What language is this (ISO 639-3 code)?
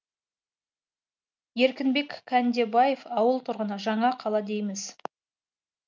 kaz